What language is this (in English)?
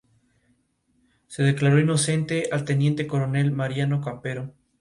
Spanish